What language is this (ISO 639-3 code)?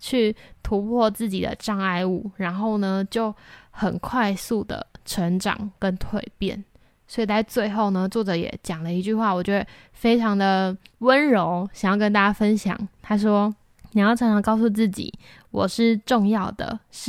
zho